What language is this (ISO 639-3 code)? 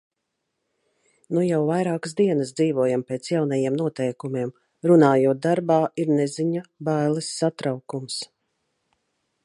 lav